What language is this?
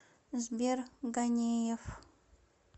Russian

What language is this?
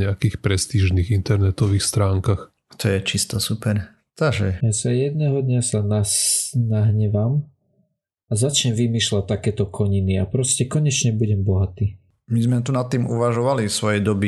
Slovak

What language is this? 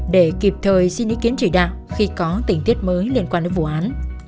Vietnamese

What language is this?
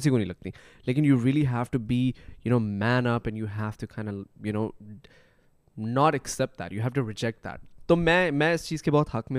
Urdu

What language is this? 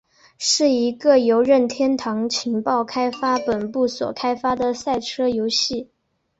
Chinese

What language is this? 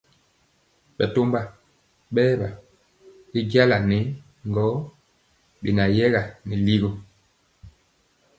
Mpiemo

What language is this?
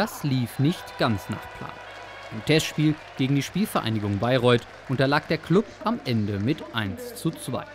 German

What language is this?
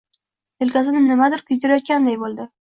Uzbek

